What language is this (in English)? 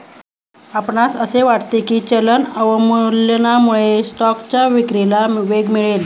Marathi